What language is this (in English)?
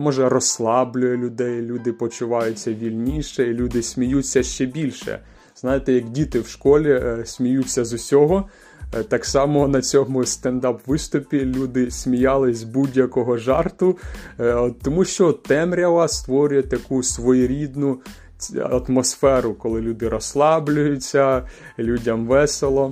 Ukrainian